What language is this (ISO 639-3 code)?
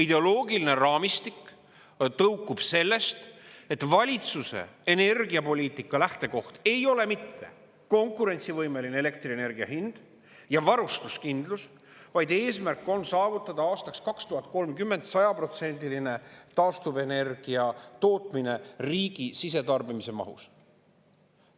est